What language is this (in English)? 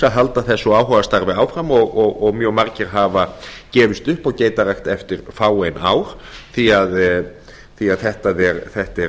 Icelandic